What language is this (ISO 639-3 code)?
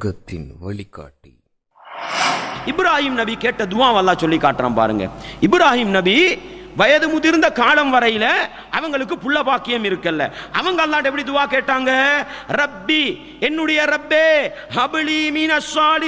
tam